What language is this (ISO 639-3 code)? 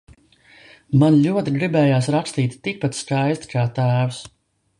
lav